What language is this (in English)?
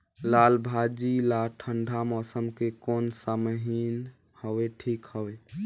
Chhattisgarhi